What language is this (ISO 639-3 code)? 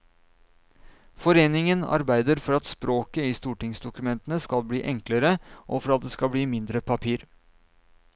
nor